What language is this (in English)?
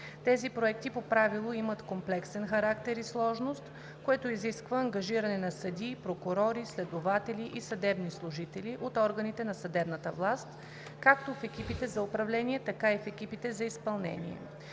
Bulgarian